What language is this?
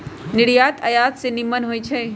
Magahi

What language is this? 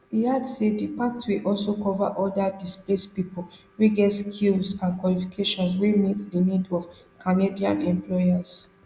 Nigerian Pidgin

